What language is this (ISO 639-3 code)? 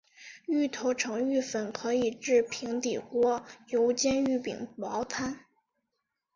zho